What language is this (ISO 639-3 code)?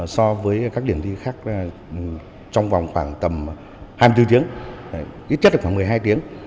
vie